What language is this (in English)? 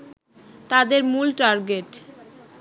Bangla